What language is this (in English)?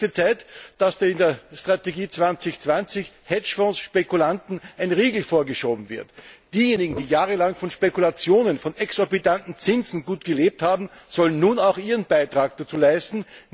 German